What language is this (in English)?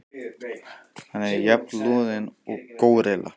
Icelandic